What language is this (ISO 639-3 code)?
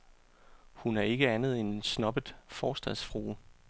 dan